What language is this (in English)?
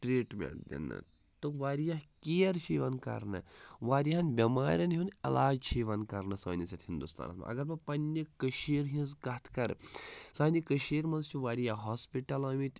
Kashmiri